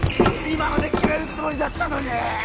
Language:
Japanese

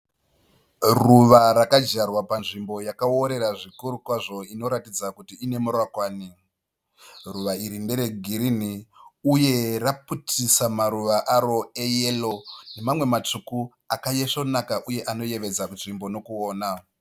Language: Shona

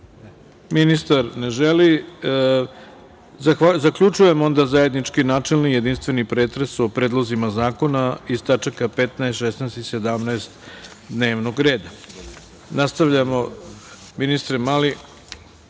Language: Serbian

